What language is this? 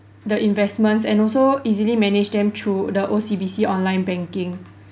English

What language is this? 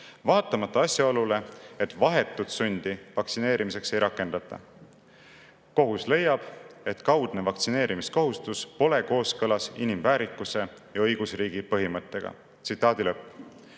Estonian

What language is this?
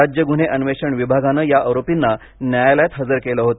Marathi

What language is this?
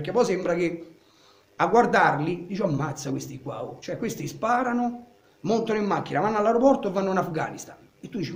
Italian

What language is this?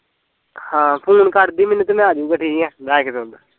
Punjabi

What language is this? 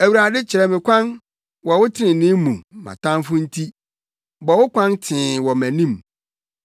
Akan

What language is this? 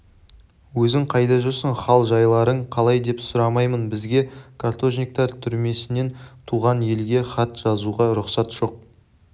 Kazakh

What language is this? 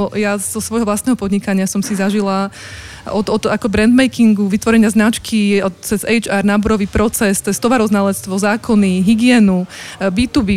Slovak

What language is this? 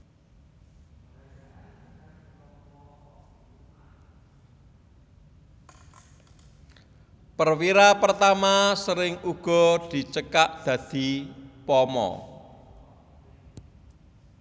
Javanese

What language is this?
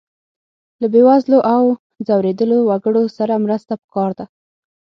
Pashto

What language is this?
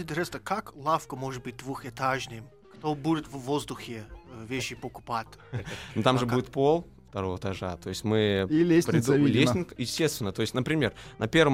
Russian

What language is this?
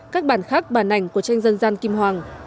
Vietnamese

